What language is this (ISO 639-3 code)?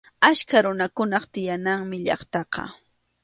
qxu